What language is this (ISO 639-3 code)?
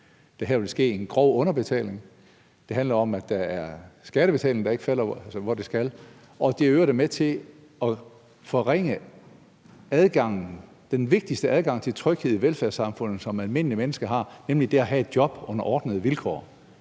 dan